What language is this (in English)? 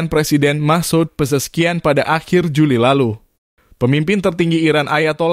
Indonesian